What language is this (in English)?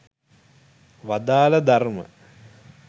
Sinhala